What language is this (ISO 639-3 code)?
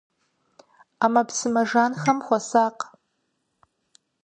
kbd